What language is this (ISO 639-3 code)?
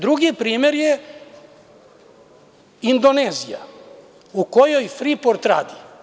srp